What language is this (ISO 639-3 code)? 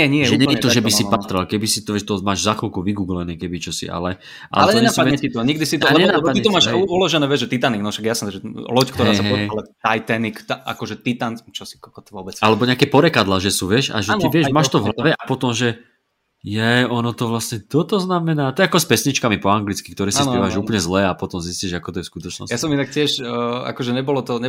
slk